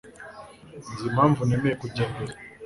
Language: Kinyarwanda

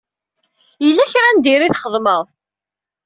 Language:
Kabyle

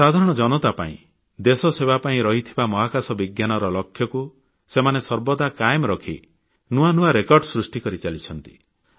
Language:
Odia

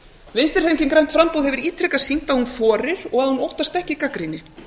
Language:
Icelandic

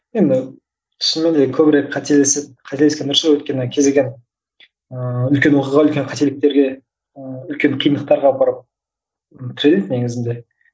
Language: Kazakh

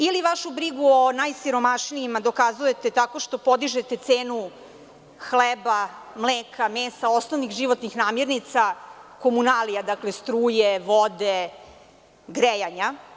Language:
Serbian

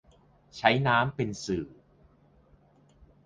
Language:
Thai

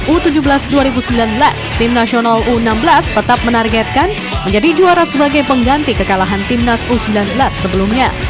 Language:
Indonesian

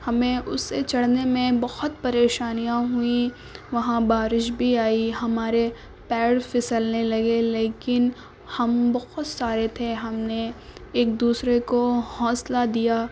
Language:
Urdu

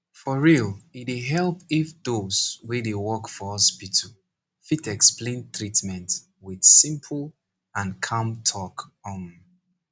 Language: Nigerian Pidgin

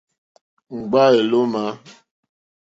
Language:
Mokpwe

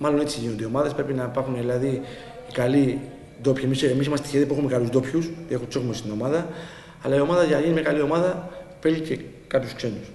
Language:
Greek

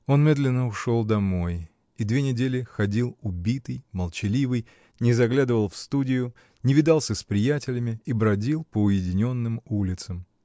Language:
Russian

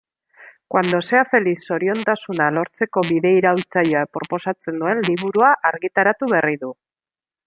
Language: Basque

